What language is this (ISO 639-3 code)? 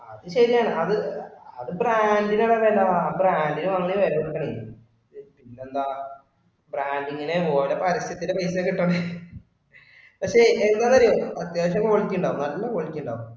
mal